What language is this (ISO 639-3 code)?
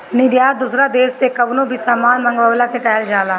bho